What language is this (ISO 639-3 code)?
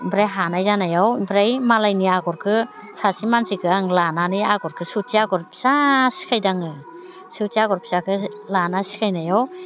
brx